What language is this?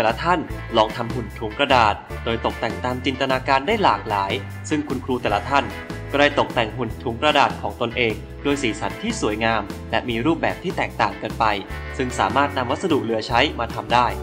Thai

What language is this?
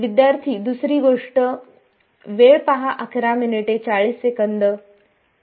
Marathi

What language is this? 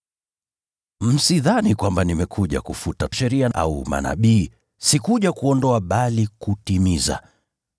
Swahili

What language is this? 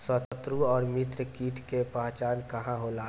Bhojpuri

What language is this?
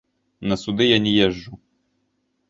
Belarusian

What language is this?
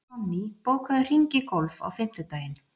Icelandic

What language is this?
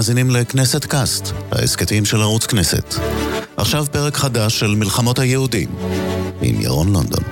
Hebrew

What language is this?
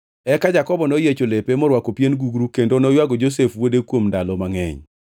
Luo (Kenya and Tanzania)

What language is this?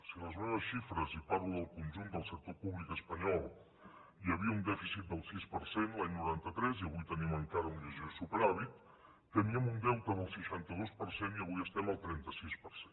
Catalan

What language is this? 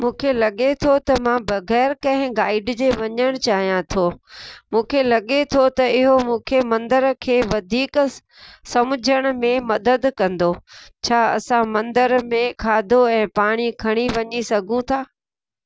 Sindhi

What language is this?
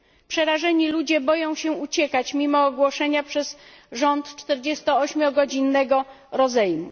Polish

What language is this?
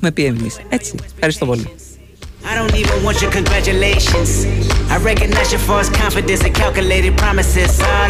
Greek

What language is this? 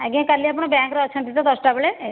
Odia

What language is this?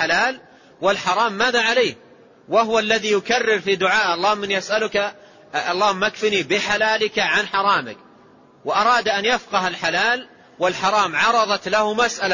Arabic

